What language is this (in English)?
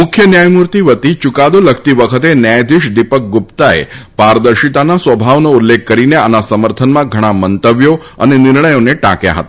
Gujarati